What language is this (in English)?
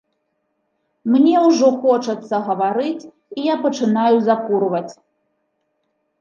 Belarusian